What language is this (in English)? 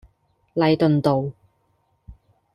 Cantonese